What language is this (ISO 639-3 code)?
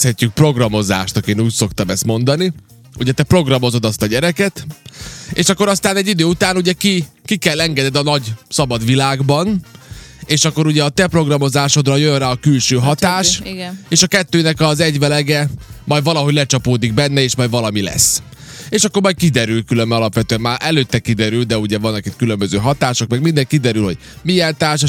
hun